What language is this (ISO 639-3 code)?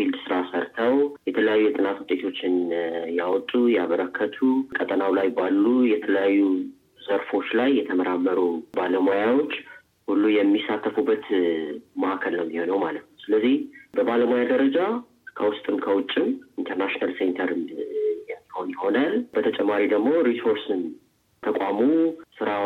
amh